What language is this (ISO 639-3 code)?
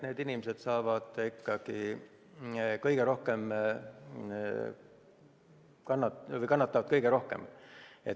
est